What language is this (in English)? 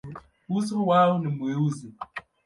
Swahili